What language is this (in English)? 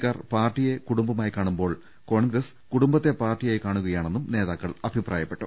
Malayalam